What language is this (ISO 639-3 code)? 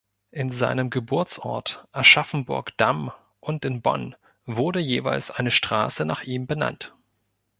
deu